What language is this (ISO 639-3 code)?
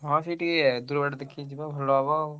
ori